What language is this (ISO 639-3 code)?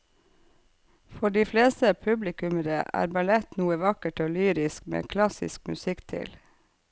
nor